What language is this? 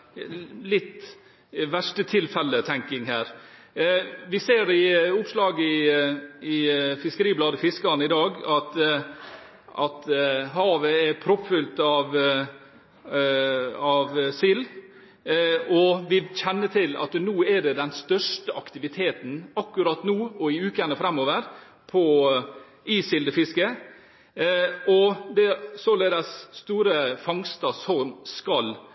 Norwegian Bokmål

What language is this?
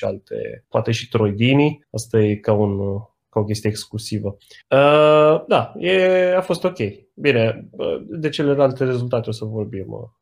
Romanian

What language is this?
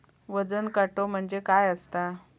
Marathi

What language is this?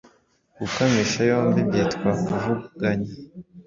Kinyarwanda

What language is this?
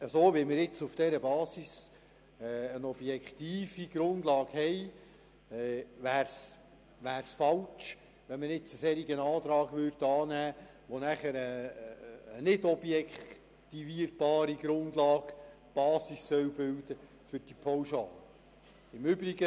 Swiss German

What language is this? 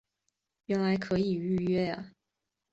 Chinese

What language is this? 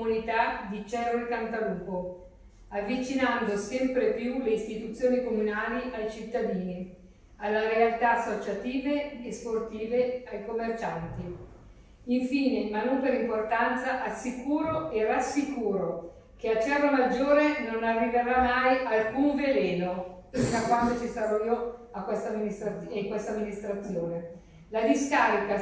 Italian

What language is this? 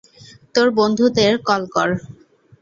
Bangla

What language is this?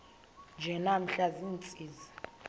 Xhosa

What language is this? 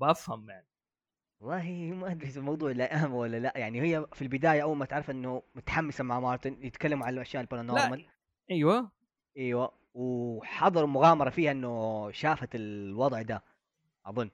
Arabic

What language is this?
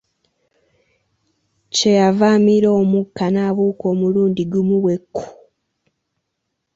Ganda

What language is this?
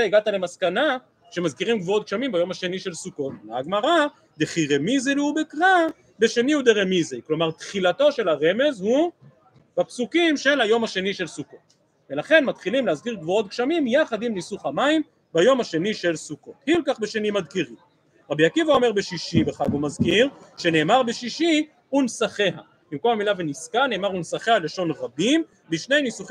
Hebrew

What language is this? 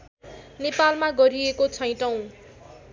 Nepali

